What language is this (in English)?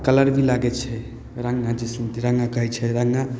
Maithili